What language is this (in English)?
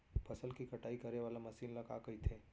Chhattisgarhi